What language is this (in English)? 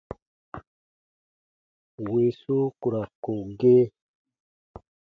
Baatonum